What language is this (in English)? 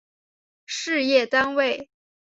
Chinese